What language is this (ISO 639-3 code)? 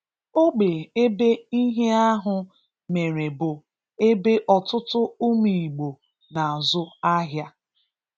ibo